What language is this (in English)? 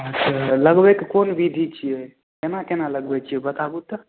Maithili